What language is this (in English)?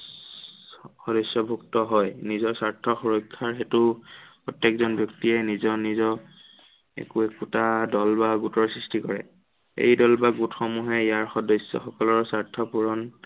Assamese